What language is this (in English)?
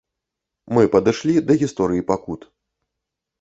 Belarusian